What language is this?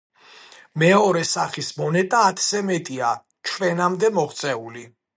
Georgian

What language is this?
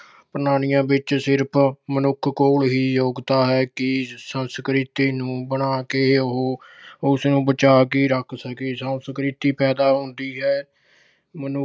Punjabi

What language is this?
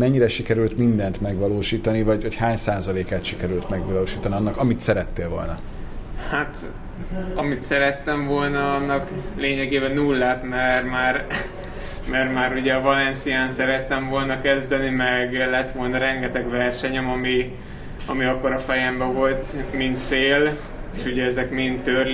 Hungarian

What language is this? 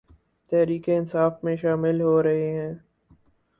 Urdu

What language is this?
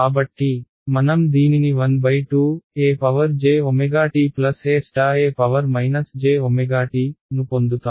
Telugu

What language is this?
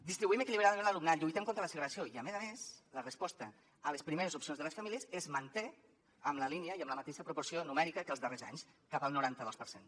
Catalan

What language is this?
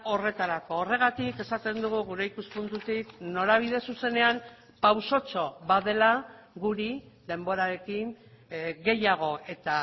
Basque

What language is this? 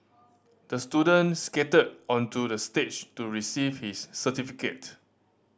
English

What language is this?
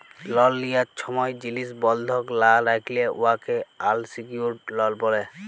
Bangla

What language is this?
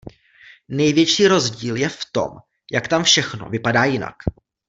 Czech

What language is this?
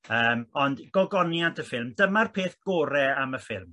Welsh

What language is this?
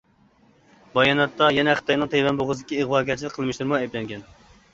Uyghur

